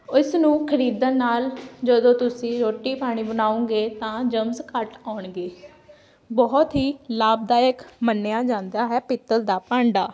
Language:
Punjabi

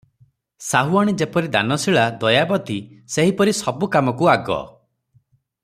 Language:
Odia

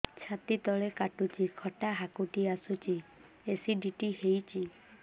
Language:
Odia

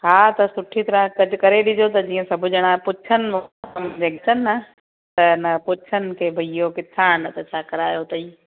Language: Sindhi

